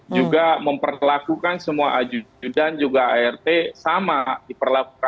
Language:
Indonesian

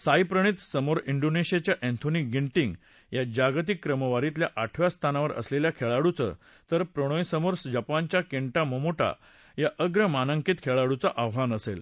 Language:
Marathi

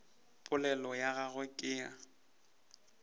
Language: Northern Sotho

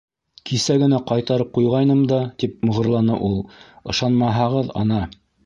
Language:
Bashkir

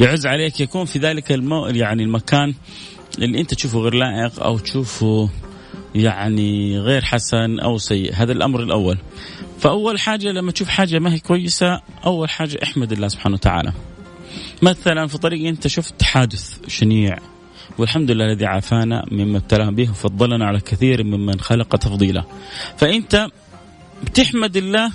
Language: Arabic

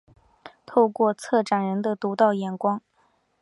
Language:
Chinese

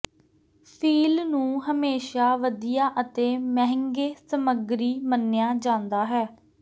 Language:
Punjabi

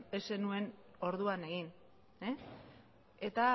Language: Basque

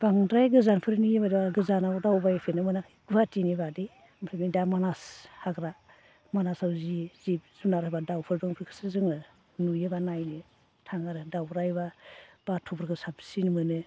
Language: Bodo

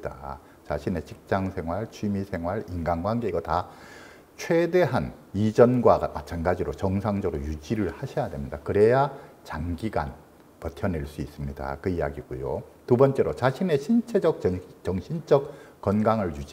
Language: Korean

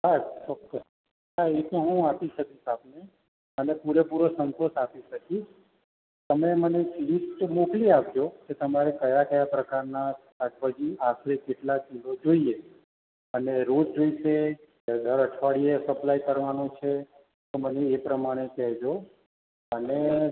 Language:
Gujarati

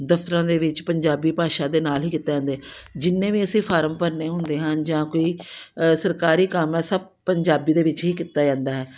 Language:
Punjabi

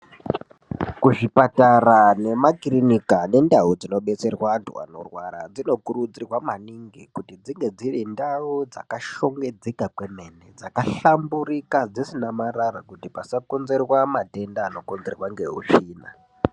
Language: Ndau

